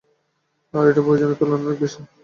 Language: Bangla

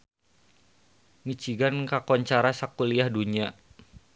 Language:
Sundanese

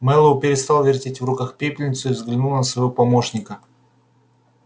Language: Russian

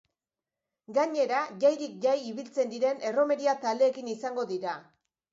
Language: Basque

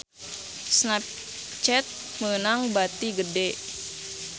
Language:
Sundanese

